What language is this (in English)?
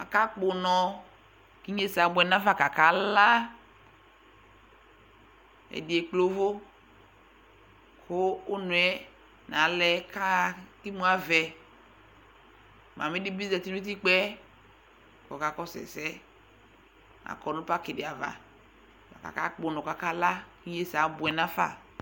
Ikposo